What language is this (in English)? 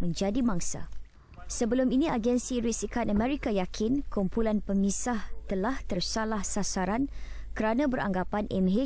Malay